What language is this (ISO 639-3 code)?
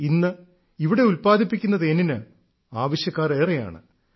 mal